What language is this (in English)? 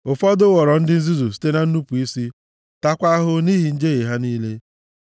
Igbo